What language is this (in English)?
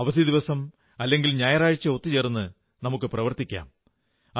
Malayalam